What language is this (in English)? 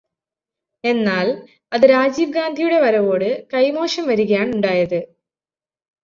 Malayalam